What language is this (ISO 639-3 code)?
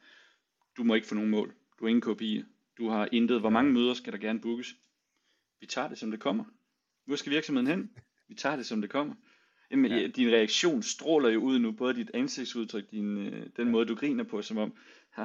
dan